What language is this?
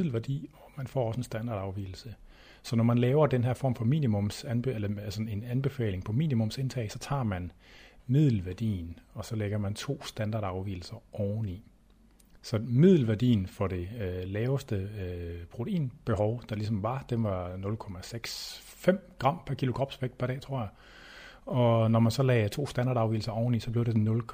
Danish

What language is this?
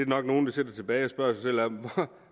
Danish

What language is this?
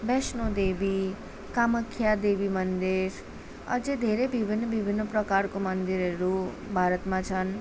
Nepali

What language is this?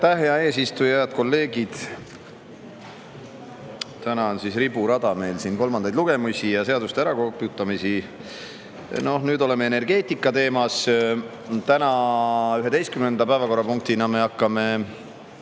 Estonian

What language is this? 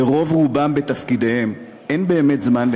Hebrew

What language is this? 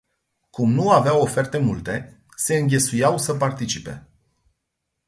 Romanian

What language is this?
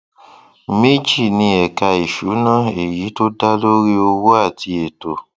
Yoruba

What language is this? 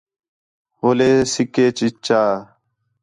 Khetrani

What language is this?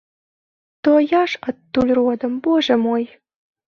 Belarusian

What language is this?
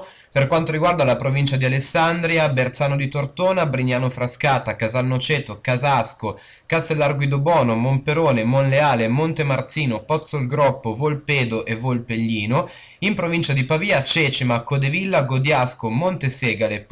Italian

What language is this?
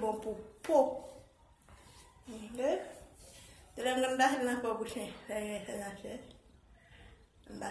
French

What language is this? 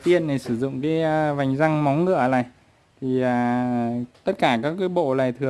Vietnamese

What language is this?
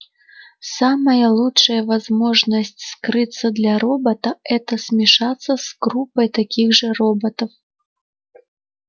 Russian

